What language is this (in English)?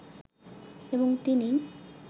Bangla